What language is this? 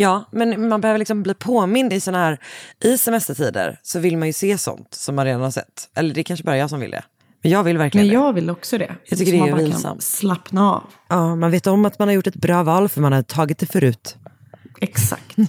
Swedish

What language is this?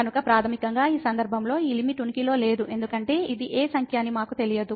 Telugu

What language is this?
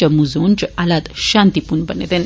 Dogri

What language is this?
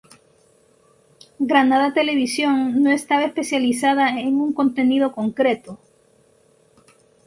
Spanish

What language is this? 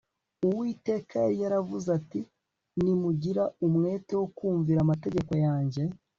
Kinyarwanda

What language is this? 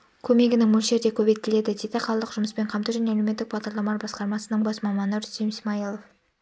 Kazakh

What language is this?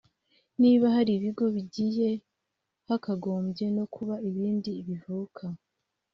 Kinyarwanda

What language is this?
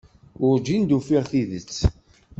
Kabyle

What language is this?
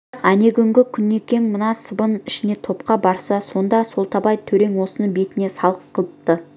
Kazakh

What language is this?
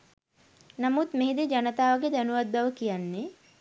Sinhala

